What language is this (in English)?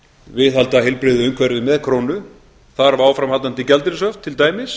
Icelandic